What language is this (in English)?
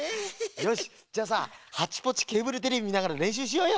Japanese